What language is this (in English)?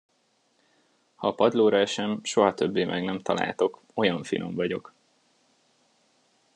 Hungarian